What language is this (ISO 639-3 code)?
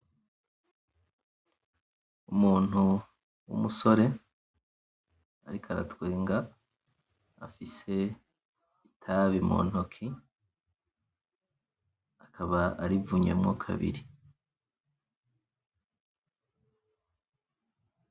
run